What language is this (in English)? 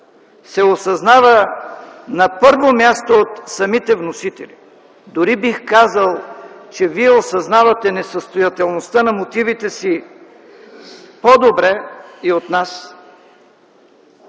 Bulgarian